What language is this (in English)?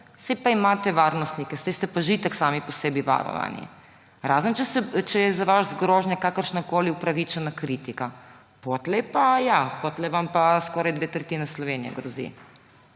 Slovenian